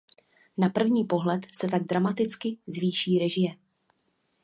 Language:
Czech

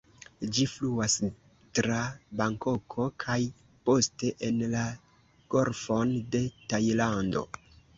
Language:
Esperanto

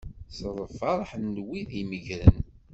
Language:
Kabyle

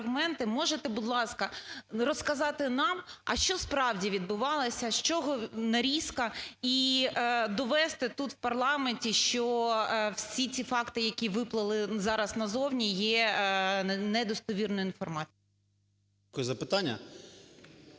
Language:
Ukrainian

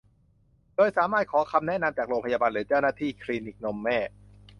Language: Thai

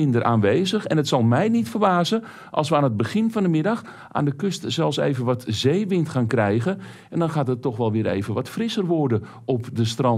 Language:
Dutch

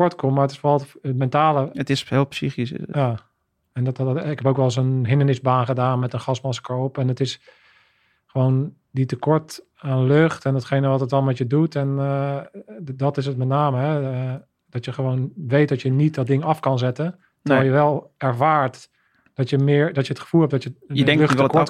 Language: Dutch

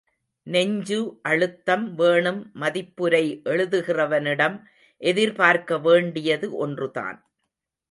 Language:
Tamil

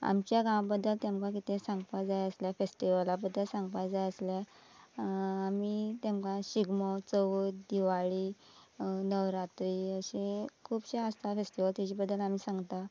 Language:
Konkani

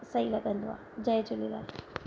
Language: Sindhi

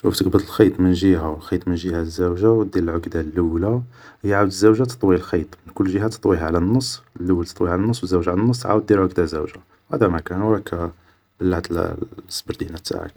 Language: Algerian Arabic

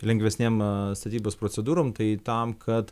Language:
Lithuanian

